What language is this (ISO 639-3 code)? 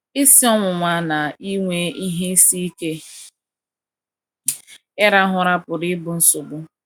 ibo